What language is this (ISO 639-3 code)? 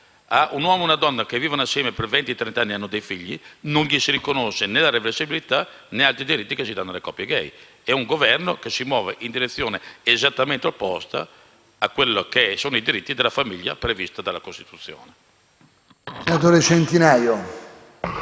ita